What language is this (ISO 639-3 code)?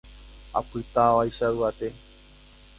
grn